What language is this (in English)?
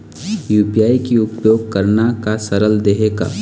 Chhattisgarhi